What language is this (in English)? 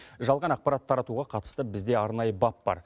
Kazakh